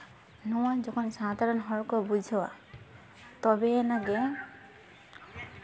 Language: Santali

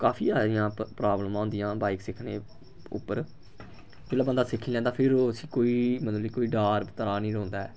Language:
Dogri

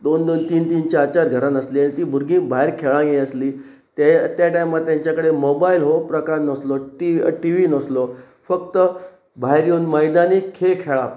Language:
Konkani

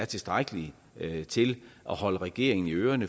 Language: Danish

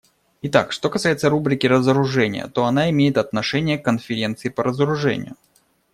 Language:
Russian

